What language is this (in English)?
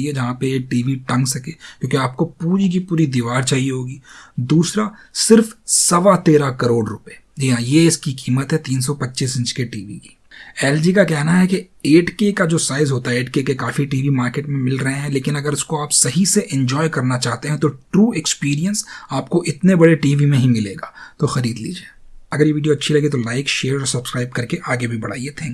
Hindi